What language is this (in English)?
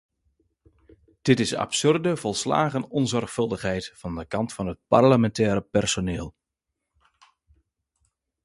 Dutch